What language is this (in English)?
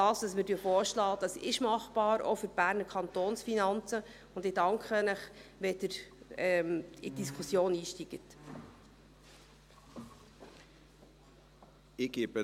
Swiss German